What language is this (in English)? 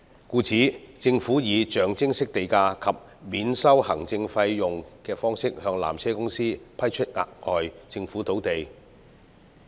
Cantonese